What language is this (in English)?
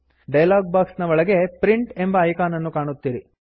Kannada